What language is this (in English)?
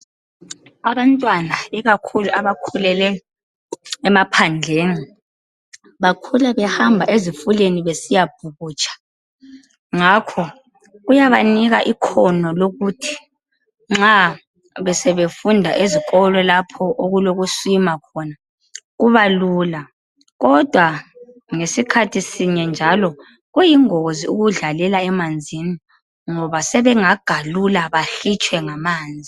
North Ndebele